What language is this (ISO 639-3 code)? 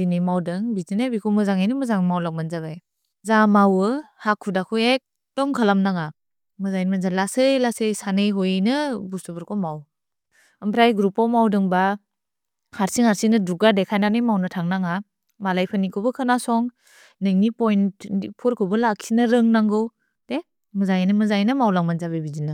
brx